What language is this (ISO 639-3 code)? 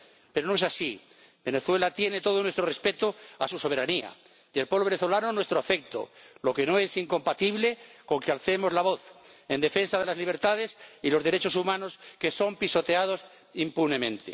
spa